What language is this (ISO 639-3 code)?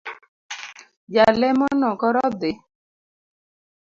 luo